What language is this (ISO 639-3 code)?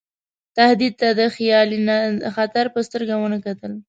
pus